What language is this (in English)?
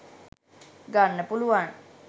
Sinhala